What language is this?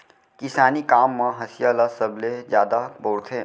Chhattisgarhi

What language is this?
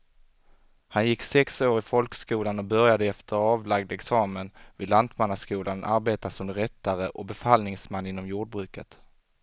Swedish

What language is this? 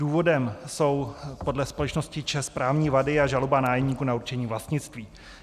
Czech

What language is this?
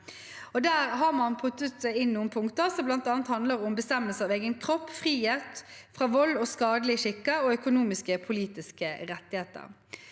Norwegian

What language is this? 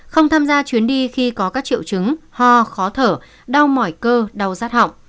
Vietnamese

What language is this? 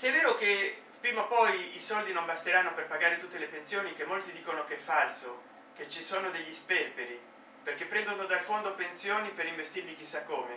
Italian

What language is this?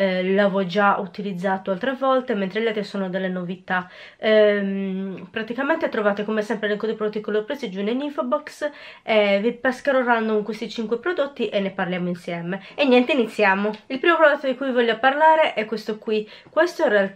Italian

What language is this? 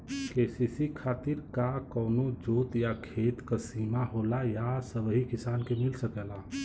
Bhojpuri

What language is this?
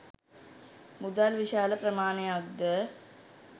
Sinhala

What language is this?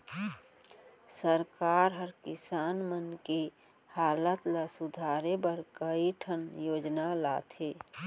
Chhattisgarhi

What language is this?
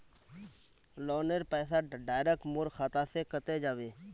Magahi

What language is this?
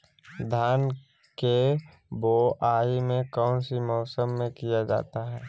Magahi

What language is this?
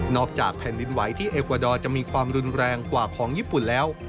Thai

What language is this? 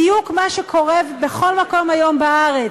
Hebrew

